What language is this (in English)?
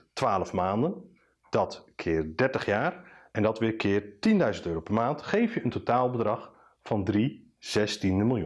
Dutch